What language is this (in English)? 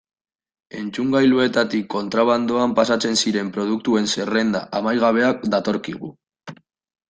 Basque